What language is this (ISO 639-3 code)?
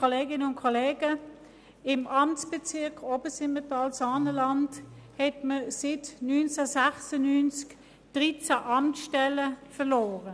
gsw